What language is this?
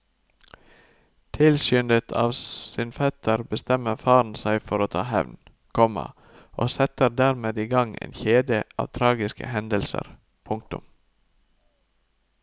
Norwegian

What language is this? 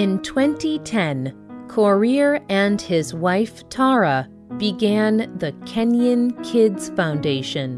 English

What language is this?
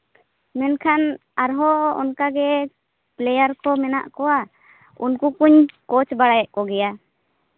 Santali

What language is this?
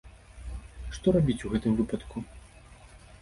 Belarusian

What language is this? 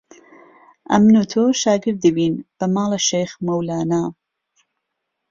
Central Kurdish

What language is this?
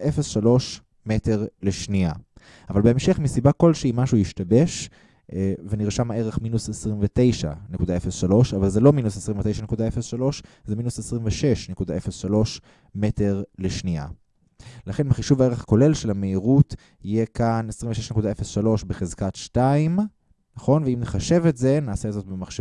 Hebrew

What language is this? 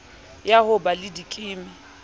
Southern Sotho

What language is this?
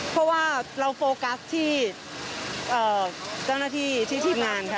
Thai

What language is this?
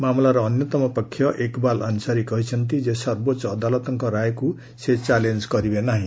Odia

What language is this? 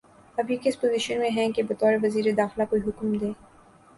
Urdu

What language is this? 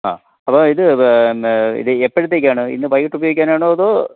Malayalam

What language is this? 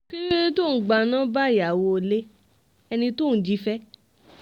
Yoruba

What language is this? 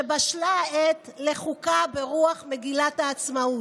Hebrew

